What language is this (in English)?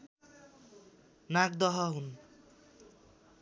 Nepali